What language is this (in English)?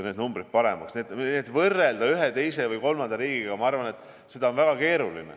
Estonian